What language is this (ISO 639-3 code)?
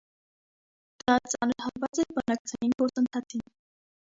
hye